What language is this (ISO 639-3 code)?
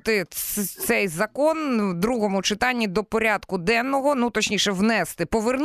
ukr